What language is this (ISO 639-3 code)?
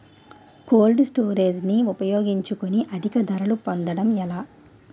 tel